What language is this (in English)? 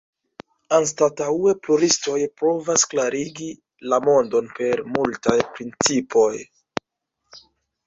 Esperanto